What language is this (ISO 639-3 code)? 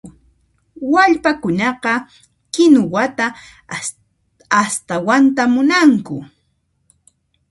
qxp